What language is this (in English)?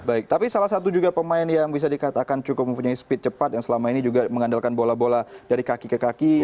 Indonesian